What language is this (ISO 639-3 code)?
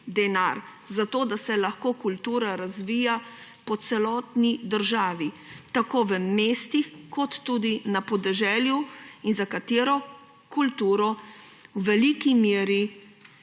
slv